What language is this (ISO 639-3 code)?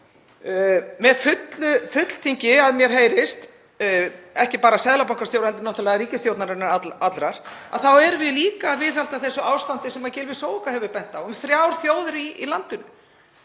isl